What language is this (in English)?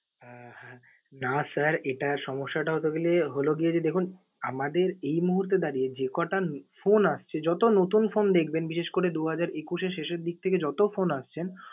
Bangla